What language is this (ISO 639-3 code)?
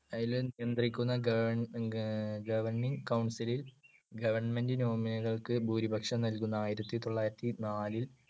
mal